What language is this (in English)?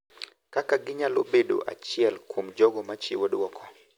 Luo (Kenya and Tanzania)